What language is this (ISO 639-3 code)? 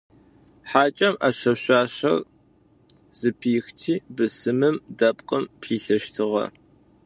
ady